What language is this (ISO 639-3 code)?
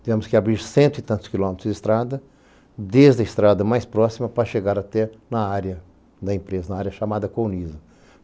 por